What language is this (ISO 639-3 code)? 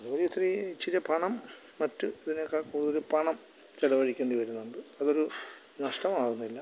mal